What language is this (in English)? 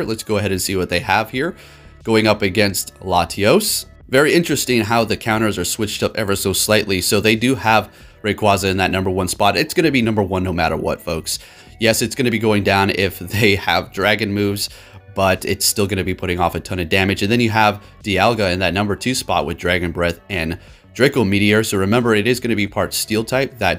English